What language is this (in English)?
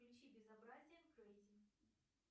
Russian